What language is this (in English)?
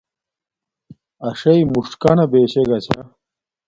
Domaaki